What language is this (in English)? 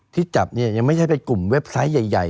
Thai